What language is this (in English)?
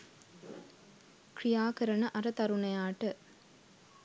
Sinhala